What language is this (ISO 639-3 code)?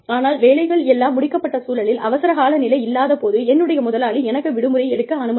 tam